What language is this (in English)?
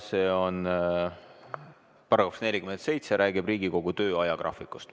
Estonian